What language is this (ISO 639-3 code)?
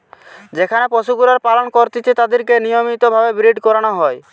ben